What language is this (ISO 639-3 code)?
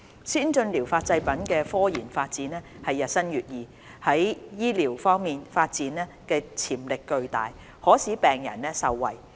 yue